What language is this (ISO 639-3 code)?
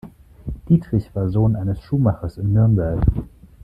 deu